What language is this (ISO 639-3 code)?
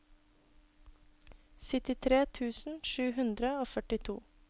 nor